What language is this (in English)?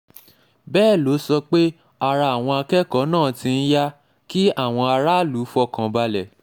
Yoruba